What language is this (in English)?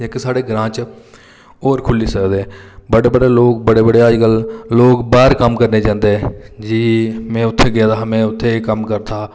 Dogri